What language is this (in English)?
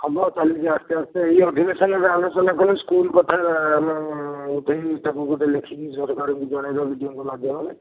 Odia